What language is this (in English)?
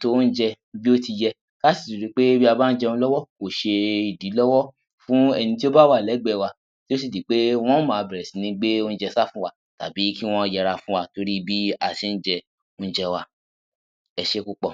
Yoruba